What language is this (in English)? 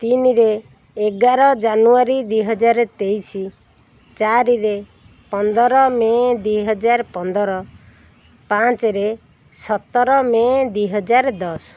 Odia